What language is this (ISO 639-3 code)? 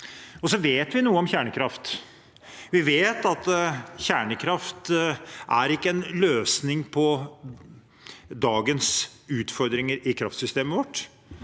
nor